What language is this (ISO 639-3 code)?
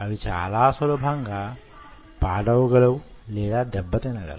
tel